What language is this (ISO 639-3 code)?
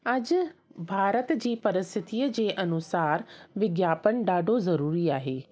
snd